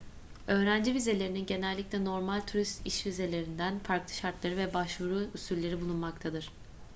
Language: Turkish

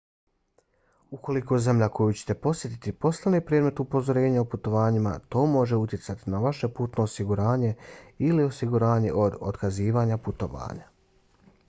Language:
Bosnian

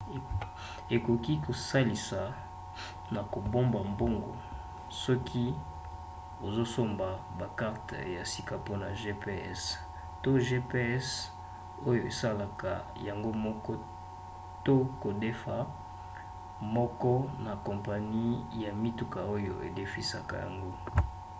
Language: Lingala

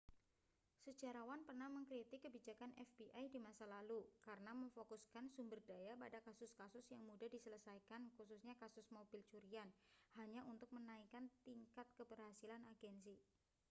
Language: Indonesian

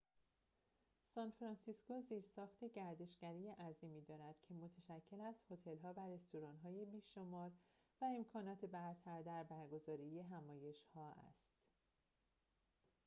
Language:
Persian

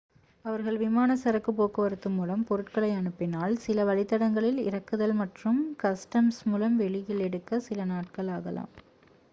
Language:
Tamil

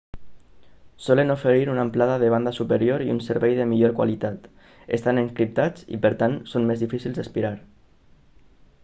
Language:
Catalan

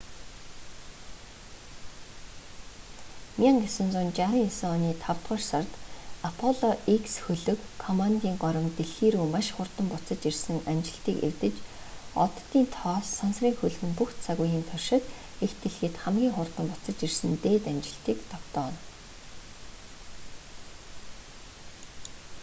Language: Mongolian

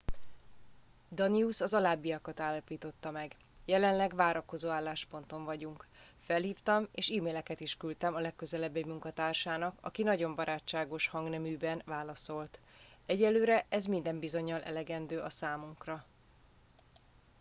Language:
Hungarian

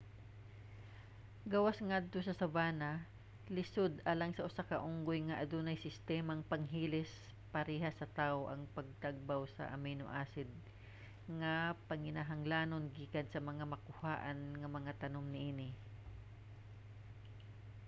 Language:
Cebuano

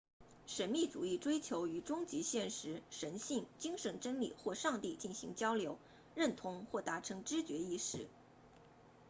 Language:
Chinese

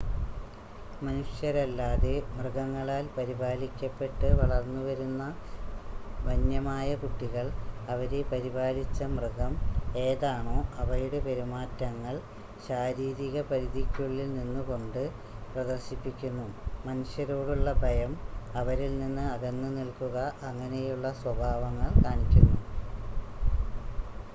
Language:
Malayalam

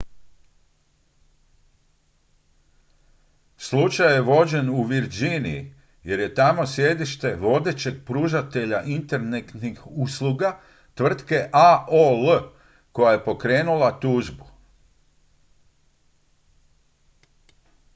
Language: Croatian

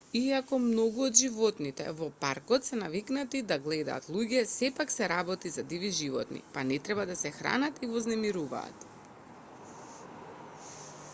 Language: Macedonian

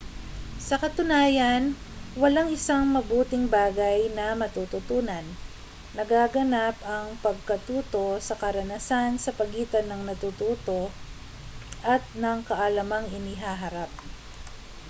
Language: Filipino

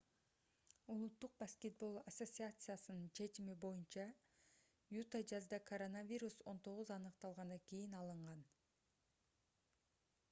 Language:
Kyrgyz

